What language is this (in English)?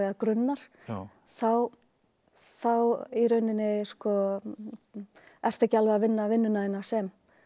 Icelandic